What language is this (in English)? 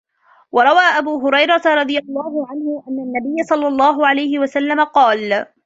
Arabic